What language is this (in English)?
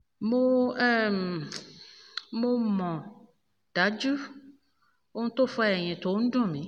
Yoruba